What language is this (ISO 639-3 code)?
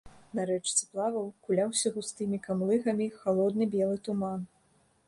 bel